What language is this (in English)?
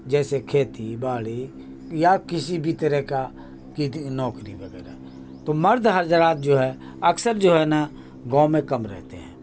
Urdu